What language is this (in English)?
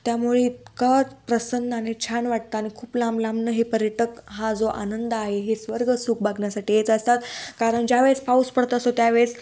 Marathi